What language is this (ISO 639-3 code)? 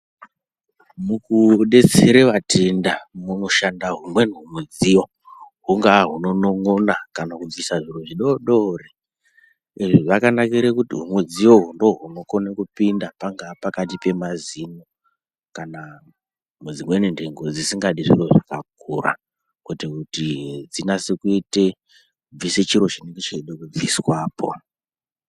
ndc